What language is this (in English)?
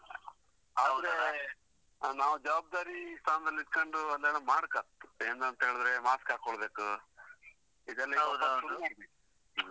Kannada